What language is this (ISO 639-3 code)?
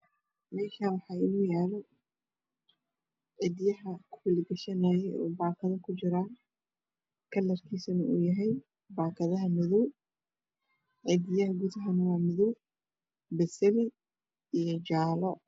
som